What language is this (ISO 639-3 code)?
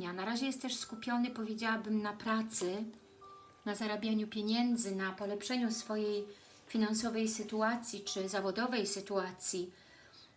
pol